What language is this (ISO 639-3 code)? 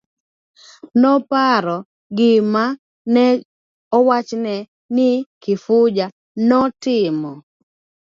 luo